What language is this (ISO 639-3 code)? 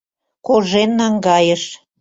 chm